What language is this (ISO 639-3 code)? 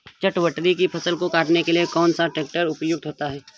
hin